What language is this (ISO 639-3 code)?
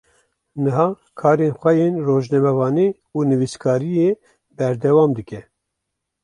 kur